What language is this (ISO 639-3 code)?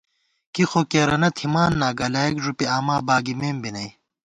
gwt